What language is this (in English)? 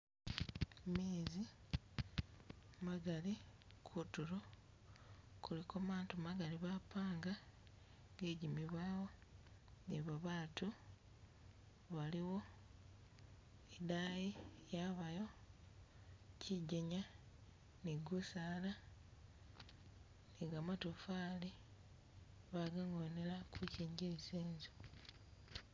Masaaba